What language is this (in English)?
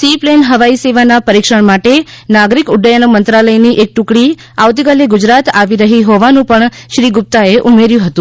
Gujarati